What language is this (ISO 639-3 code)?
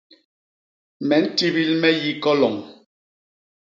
bas